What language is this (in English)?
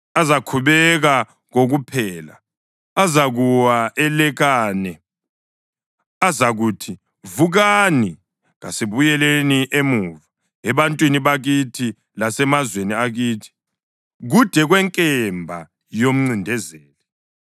North Ndebele